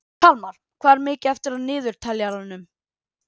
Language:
Icelandic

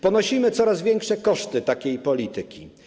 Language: Polish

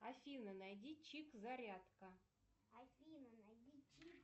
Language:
Russian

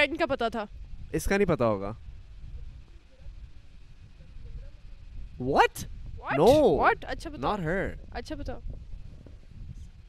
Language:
Urdu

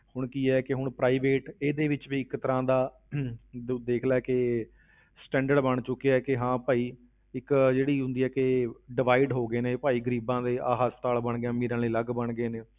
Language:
Punjabi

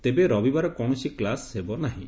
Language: Odia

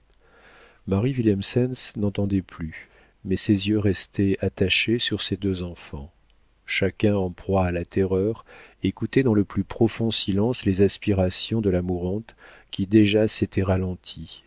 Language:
French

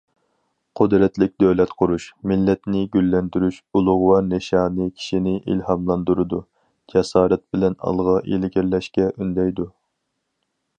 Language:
Uyghur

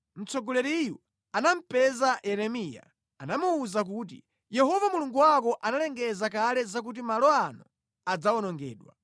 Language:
Nyanja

